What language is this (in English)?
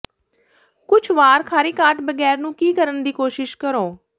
Punjabi